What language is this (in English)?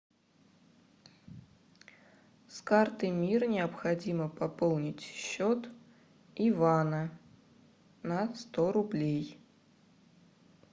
Russian